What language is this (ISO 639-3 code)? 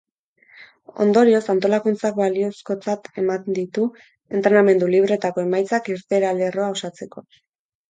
eus